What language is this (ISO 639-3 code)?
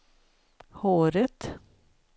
swe